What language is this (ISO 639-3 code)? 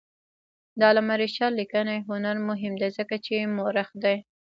pus